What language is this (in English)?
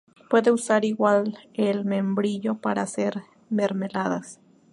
Spanish